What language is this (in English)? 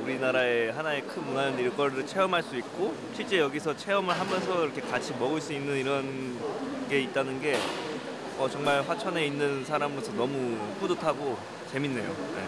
Korean